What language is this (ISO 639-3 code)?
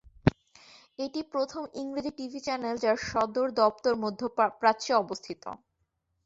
ben